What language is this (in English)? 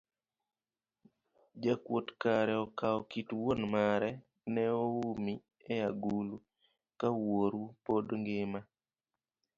Luo (Kenya and Tanzania)